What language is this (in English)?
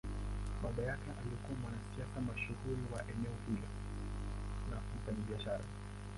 Swahili